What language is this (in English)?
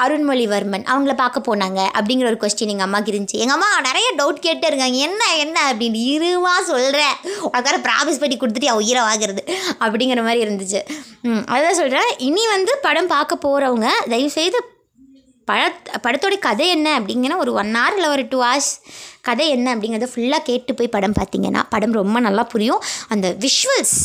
Tamil